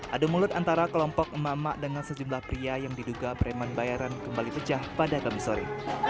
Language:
Indonesian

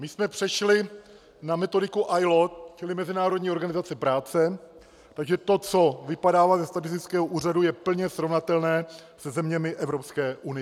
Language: Czech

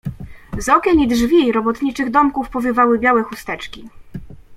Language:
Polish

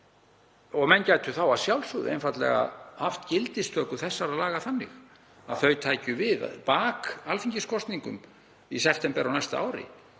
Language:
Icelandic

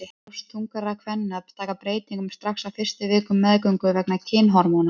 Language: Icelandic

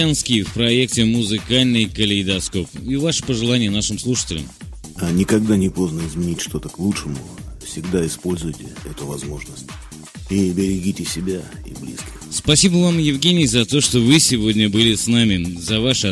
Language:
Russian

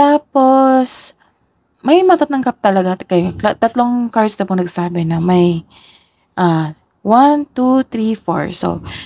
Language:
Filipino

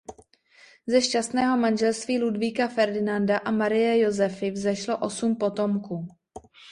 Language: Czech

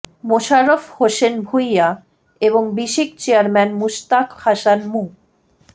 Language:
Bangla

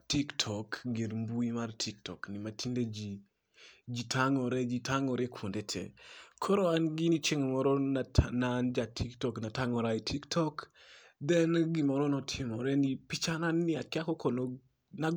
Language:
Luo (Kenya and Tanzania)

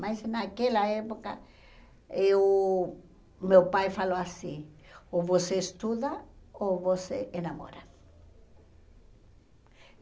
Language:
Portuguese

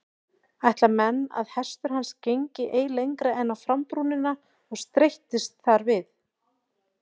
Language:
Icelandic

